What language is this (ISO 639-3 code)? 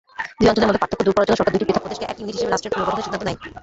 ben